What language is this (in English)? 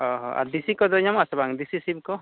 Santali